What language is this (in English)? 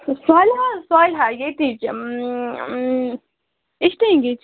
Kashmiri